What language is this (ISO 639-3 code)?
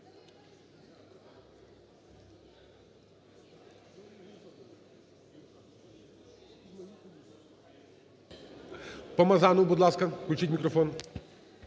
ukr